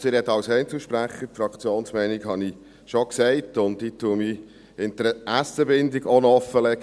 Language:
Swiss German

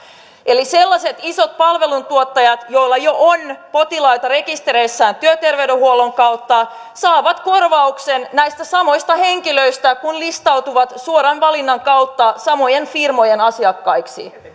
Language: Finnish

